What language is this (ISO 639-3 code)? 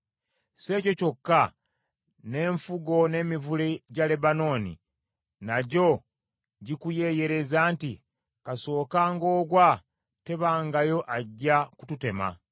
lug